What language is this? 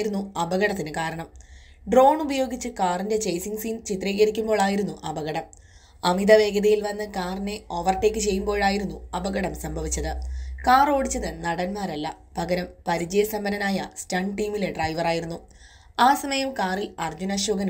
Malayalam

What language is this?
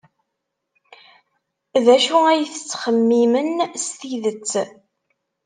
Kabyle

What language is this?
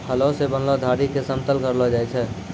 Maithili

